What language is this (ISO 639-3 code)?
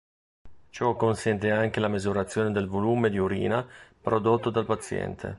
ita